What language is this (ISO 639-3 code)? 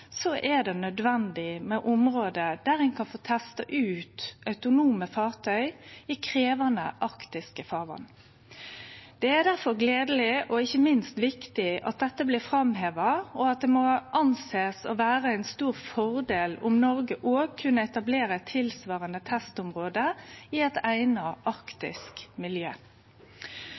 nno